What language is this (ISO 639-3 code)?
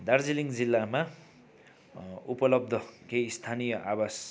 nep